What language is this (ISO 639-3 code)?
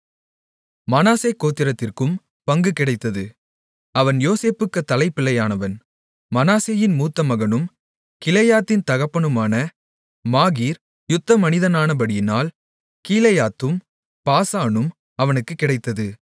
tam